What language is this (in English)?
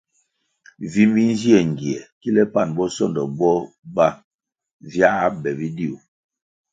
Kwasio